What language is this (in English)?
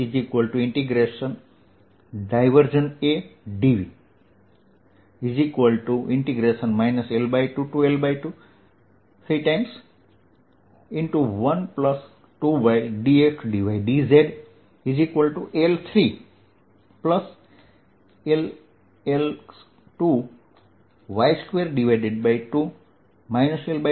Gujarati